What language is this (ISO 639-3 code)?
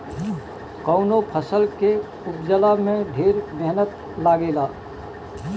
bho